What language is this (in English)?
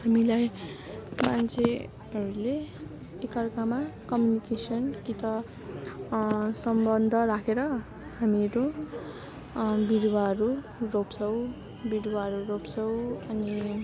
Nepali